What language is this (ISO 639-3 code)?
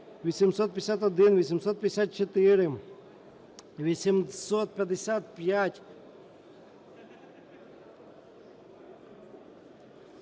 ukr